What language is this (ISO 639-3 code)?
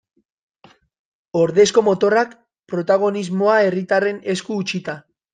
eus